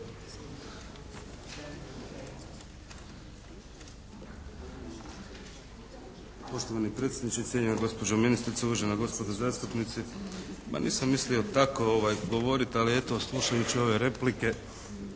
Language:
Croatian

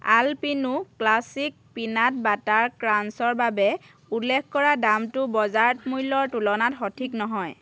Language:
Assamese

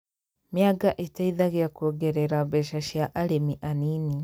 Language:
Kikuyu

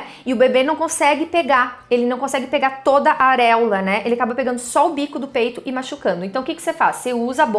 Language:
Portuguese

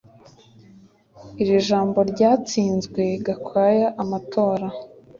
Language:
Kinyarwanda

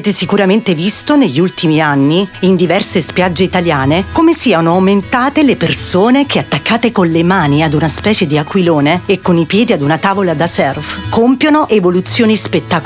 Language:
Italian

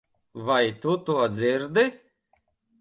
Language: Latvian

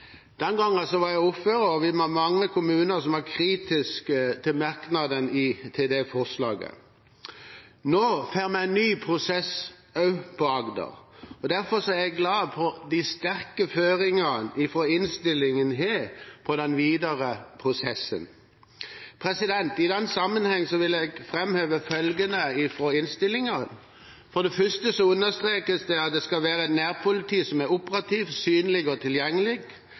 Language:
Norwegian Bokmål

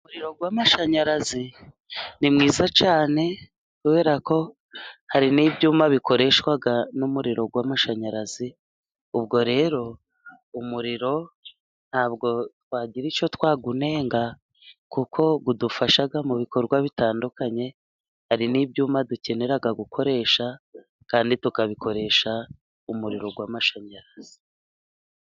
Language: Kinyarwanda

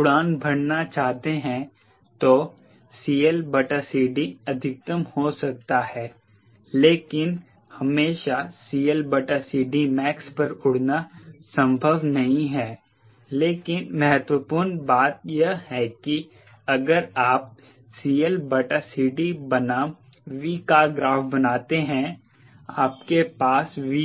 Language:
Hindi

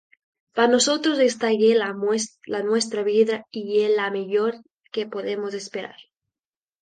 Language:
Asturian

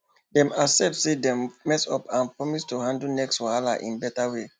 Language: Nigerian Pidgin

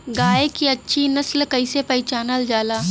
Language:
Bhojpuri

